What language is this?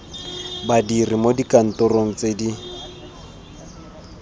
Tswana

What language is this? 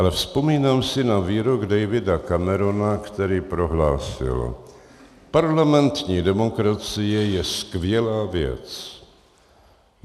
Czech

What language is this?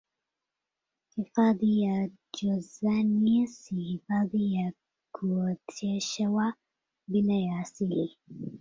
Swahili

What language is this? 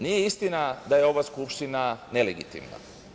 Serbian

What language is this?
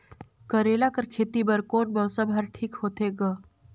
Chhattisgarhi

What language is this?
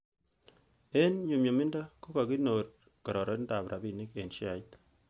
Kalenjin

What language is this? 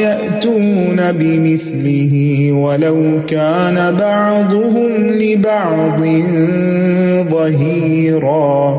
Urdu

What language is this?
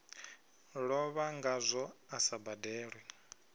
Venda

